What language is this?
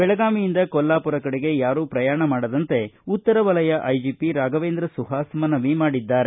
Kannada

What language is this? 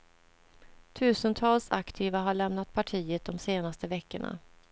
Swedish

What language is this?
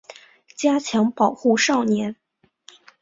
Chinese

